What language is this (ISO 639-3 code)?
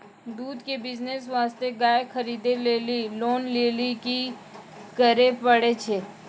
mai